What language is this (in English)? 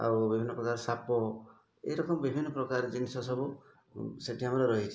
Odia